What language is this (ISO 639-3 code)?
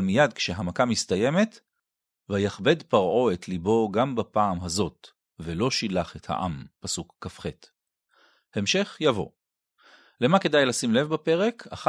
heb